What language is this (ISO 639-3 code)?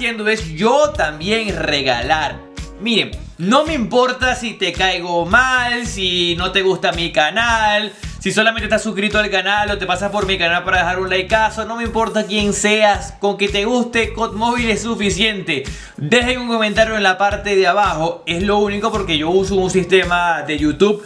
spa